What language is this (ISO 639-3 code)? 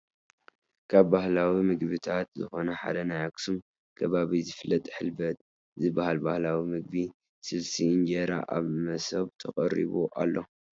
tir